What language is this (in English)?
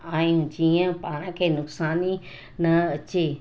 Sindhi